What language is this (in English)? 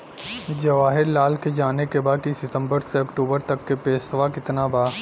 Bhojpuri